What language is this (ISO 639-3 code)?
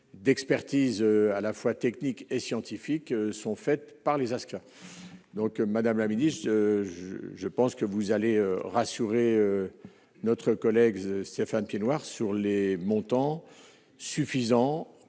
fra